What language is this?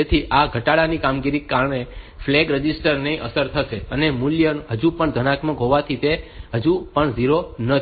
Gujarati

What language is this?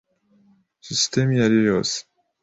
Kinyarwanda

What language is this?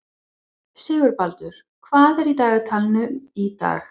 Icelandic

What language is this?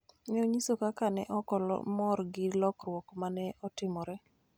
Luo (Kenya and Tanzania)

